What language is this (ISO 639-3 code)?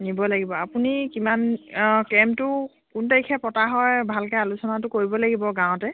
asm